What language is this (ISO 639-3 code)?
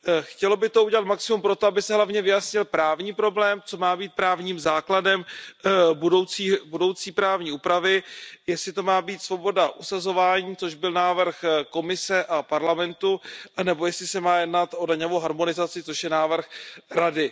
ces